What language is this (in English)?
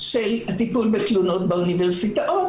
Hebrew